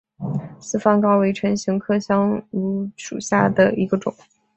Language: Chinese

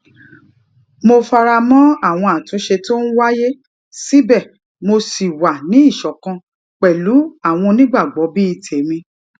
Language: Yoruba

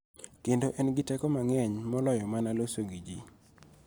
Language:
Luo (Kenya and Tanzania)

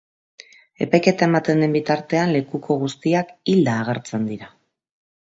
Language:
Basque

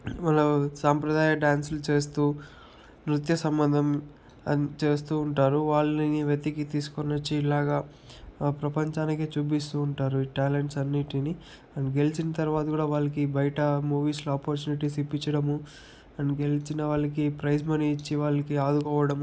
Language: Telugu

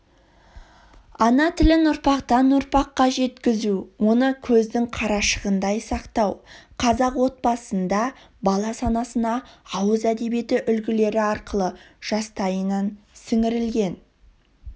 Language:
Kazakh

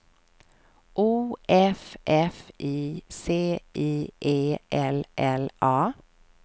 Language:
Swedish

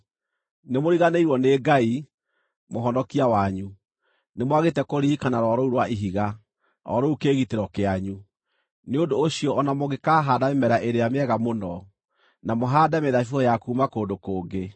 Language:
Kikuyu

